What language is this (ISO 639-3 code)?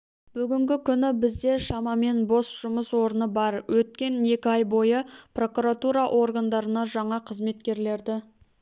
kaz